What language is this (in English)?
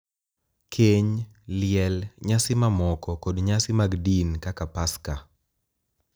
Luo (Kenya and Tanzania)